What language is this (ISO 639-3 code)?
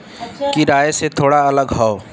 bho